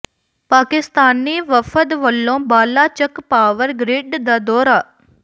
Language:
Punjabi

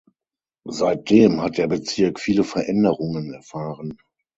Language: German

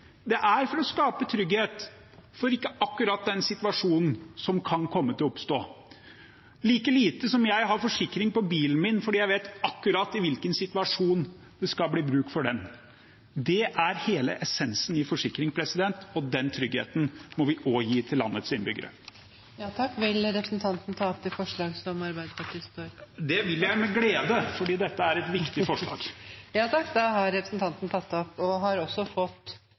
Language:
Norwegian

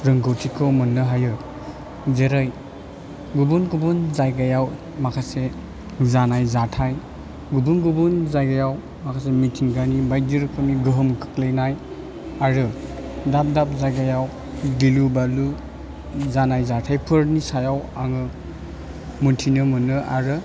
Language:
Bodo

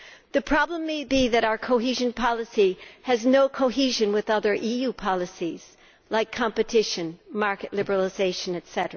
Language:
English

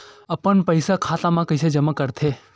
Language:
Chhattisgarhi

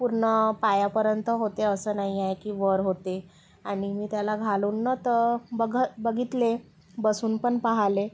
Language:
Marathi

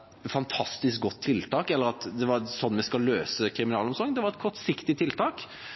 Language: Norwegian Bokmål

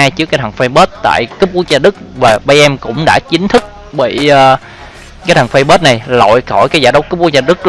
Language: Vietnamese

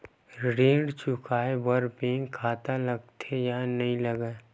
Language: Chhattisgarhi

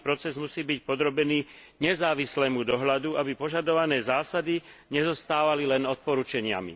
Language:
Slovak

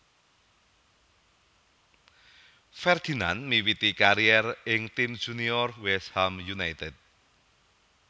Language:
Javanese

